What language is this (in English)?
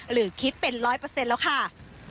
Thai